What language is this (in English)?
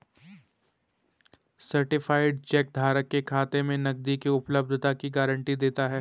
Hindi